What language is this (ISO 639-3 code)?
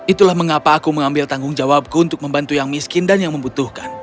ind